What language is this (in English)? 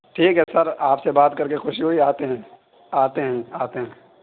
Urdu